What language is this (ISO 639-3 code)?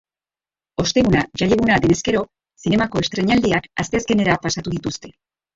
eus